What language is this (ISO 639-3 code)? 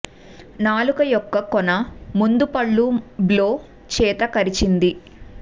tel